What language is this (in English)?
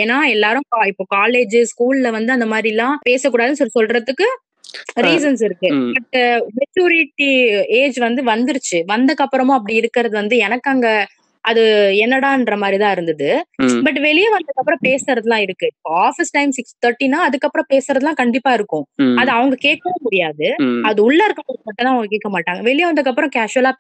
Tamil